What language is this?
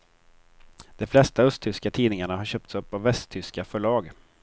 Swedish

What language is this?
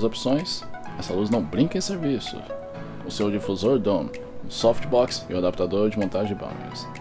Portuguese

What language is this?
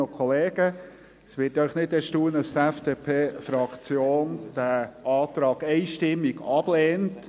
Swiss German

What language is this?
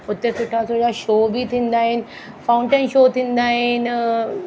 Sindhi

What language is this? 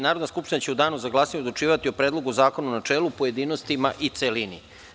Serbian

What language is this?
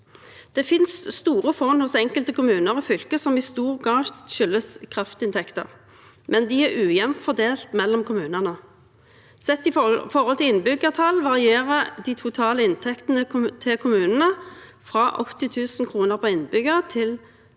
Norwegian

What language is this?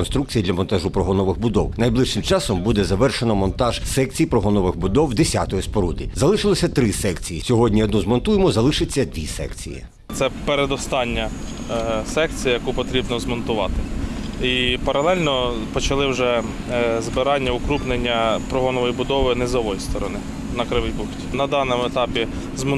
Ukrainian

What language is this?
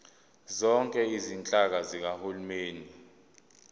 Zulu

